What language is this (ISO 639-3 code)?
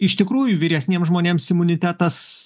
lit